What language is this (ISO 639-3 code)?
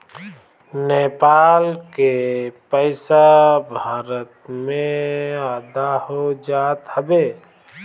bho